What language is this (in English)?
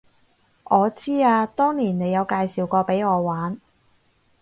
Cantonese